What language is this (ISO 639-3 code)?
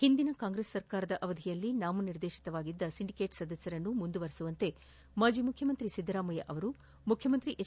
kan